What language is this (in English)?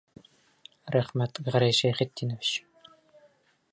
Bashkir